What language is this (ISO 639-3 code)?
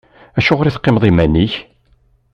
kab